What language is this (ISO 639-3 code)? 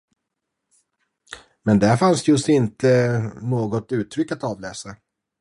swe